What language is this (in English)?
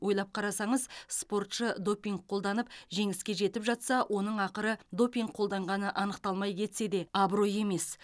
Kazakh